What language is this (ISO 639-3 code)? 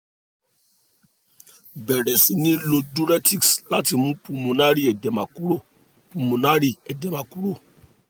yor